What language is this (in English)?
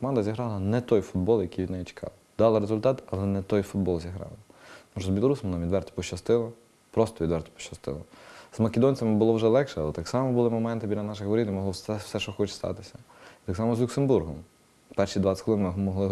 Ukrainian